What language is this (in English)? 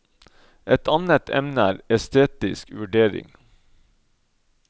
Norwegian